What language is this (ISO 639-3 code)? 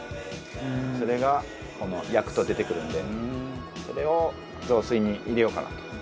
jpn